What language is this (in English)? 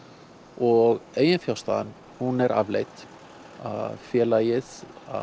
Icelandic